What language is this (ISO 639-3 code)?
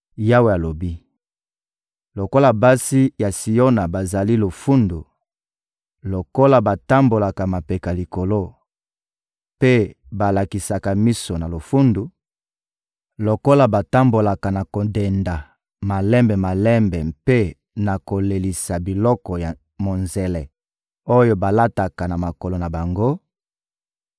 lin